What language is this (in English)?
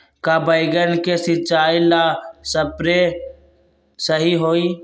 Magahi